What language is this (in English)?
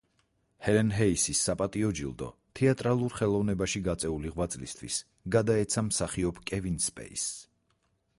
Georgian